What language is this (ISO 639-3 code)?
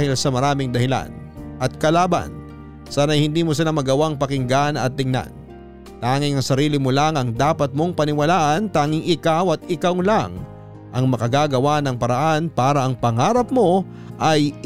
fil